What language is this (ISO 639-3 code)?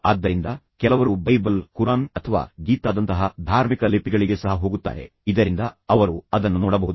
kan